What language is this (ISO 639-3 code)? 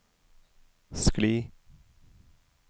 nor